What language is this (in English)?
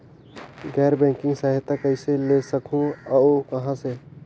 Chhattisgarhi